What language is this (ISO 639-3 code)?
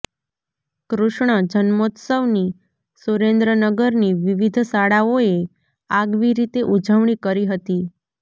guj